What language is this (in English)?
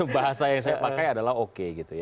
Indonesian